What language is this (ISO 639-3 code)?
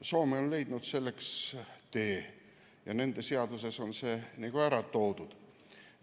est